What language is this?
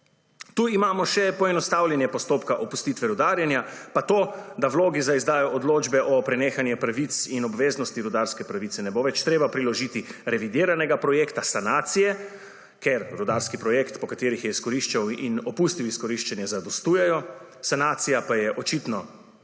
Slovenian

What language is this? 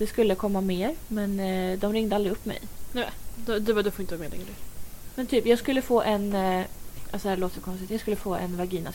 Swedish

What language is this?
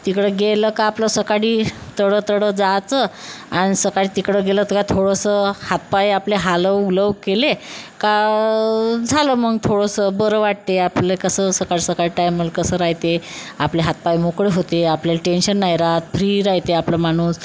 Marathi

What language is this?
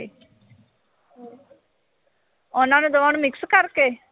Punjabi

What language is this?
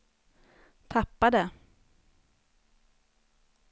Swedish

